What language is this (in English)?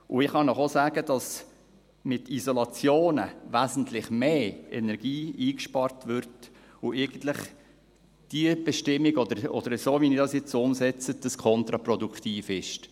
Swiss German